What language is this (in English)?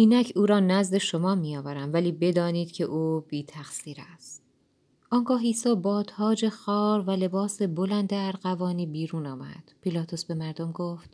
Persian